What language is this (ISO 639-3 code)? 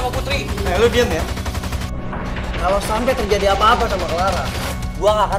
ind